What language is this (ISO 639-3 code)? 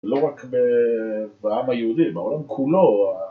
heb